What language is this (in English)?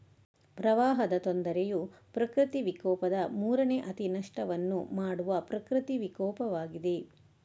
Kannada